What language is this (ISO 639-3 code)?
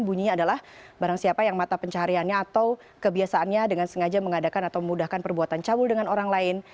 ind